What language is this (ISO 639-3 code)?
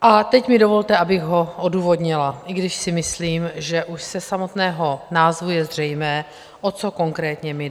ces